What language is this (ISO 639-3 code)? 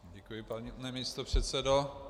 ces